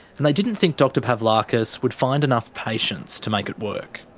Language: English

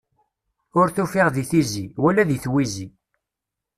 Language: Kabyle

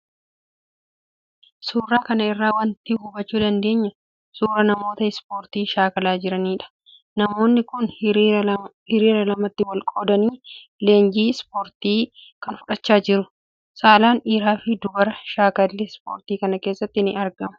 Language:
Oromo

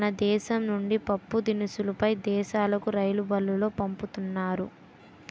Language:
Telugu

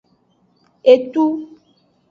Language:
Aja (Benin)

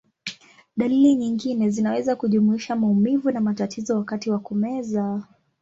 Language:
Swahili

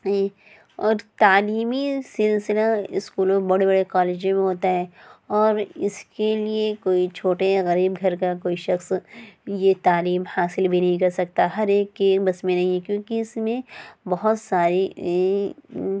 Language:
Urdu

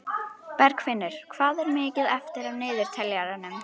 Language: Icelandic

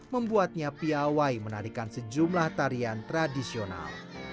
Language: Indonesian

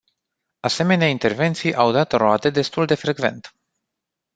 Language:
Romanian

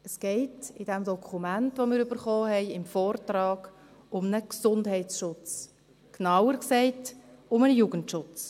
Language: Swiss German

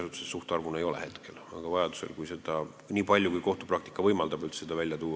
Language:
Estonian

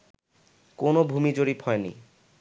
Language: Bangla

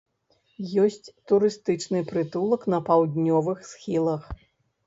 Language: Belarusian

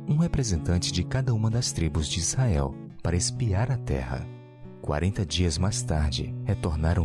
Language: Portuguese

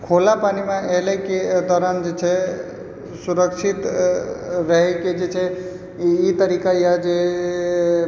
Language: Maithili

